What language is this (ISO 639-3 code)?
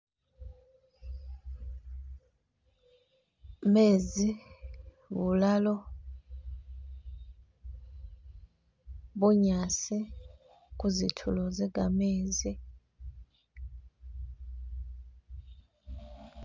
myx